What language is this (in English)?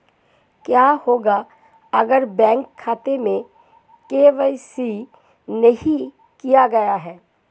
Hindi